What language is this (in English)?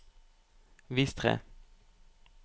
Norwegian